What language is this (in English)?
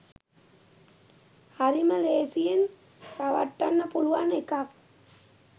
Sinhala